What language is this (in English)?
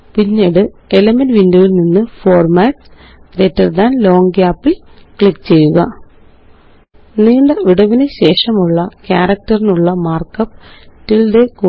Malayalam